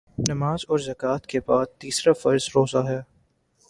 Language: Urdu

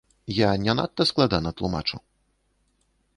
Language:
Belarusian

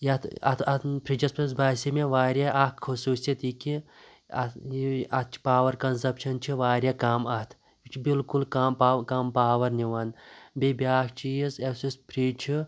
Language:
Kashmiri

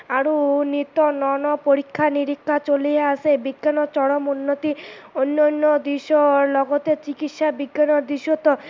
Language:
Assamese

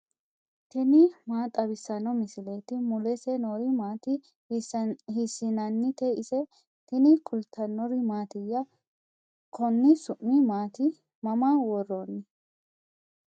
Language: Sidamo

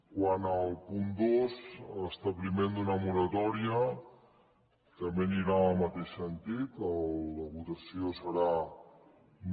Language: Catalan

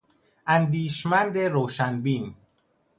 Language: Persian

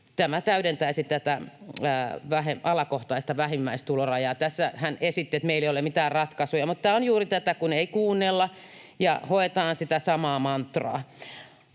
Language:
Finnish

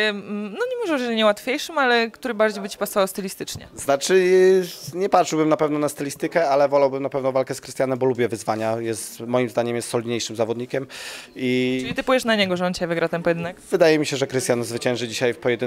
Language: Polish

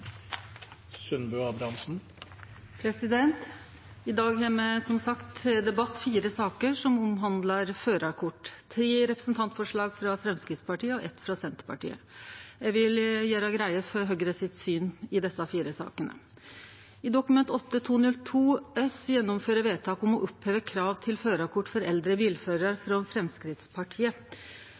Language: Norwegian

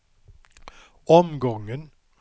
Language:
Swedish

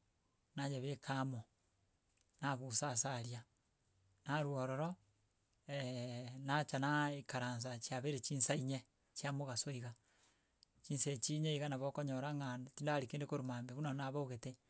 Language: Gusii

